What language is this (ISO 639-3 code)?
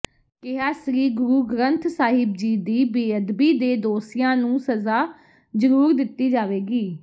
pan